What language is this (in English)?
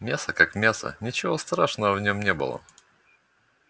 Russian